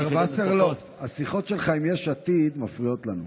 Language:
Hebrew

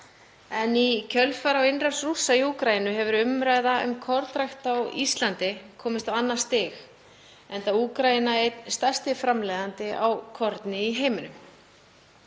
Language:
Icelandic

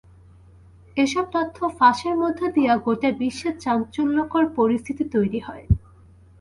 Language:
Bangla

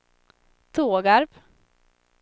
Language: Swedish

